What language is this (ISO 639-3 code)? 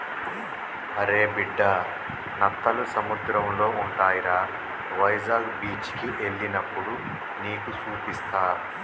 tel